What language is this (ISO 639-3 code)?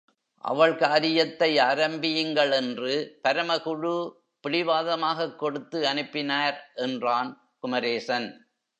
tam